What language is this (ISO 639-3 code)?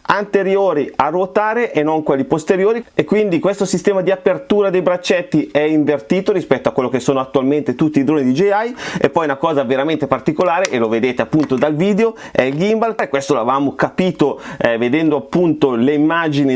ita